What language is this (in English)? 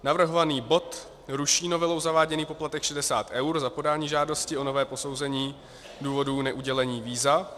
Czech